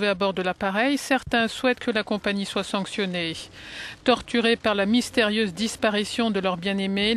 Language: French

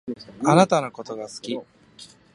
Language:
Japanese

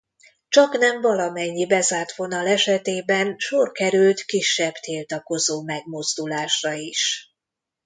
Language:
Hungarian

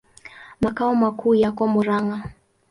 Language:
Swahili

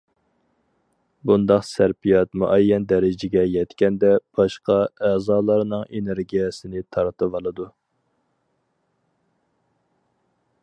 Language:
Uyghur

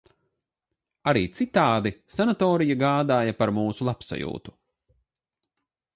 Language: Latvian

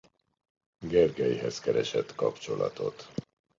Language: Hungarian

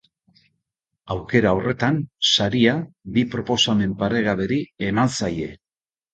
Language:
Basque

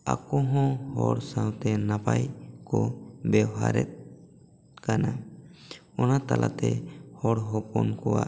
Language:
Santali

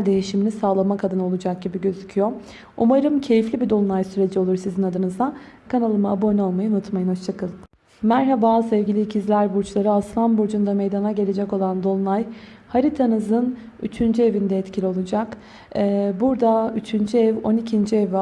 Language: Turkish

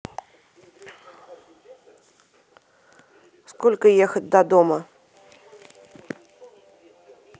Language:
Russian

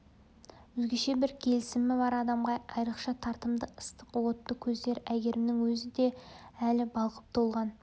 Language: Kazakh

